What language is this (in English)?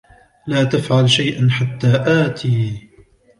Arabic